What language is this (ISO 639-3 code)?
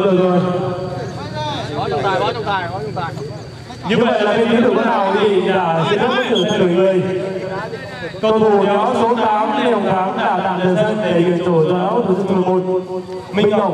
vie